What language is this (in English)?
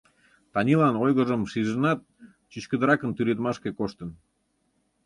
Mari